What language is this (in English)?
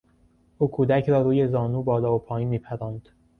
Persian